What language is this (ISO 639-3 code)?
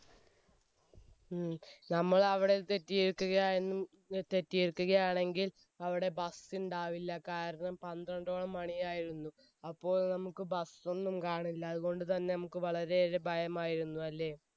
mal